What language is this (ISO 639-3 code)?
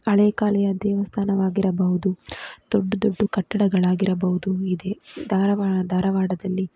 kan